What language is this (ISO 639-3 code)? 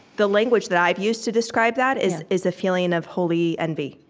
eng